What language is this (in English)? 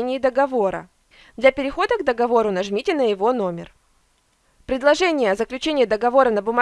Russian